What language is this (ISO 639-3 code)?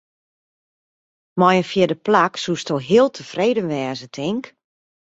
fry